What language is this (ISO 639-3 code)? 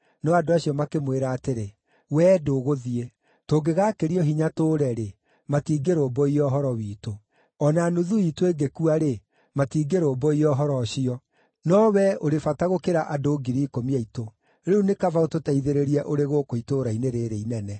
kik